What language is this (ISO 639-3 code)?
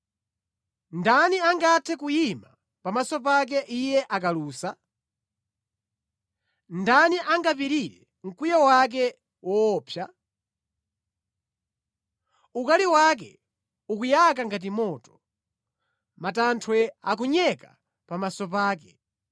nya